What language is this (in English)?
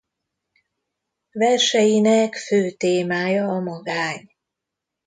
Hungarian